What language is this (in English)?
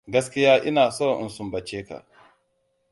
Hausa